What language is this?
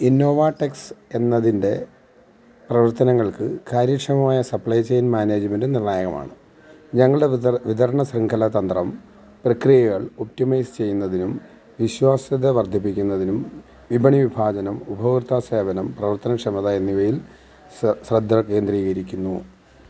Malayalam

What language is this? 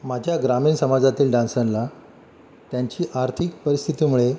Marathi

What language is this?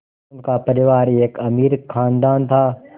Hindi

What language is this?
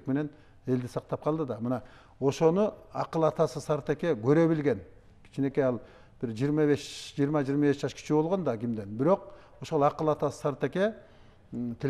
Turkish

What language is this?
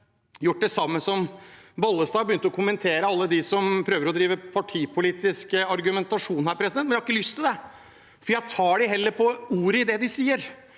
Norwegian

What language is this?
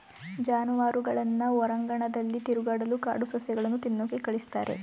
Kannada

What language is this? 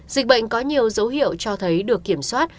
Vietnamese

